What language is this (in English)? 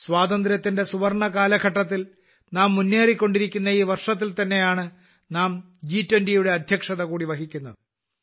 Malayalam